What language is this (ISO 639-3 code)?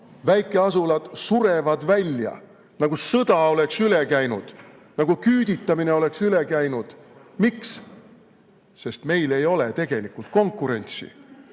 est